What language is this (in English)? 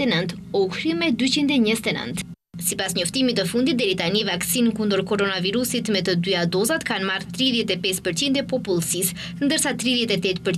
Romanian